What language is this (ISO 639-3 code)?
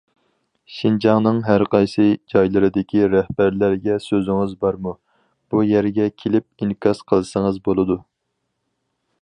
uig